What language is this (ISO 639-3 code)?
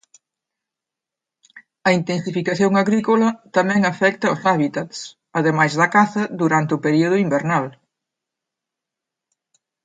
glg